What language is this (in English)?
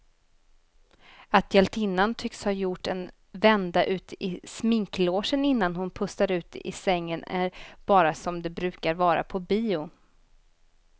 Swedish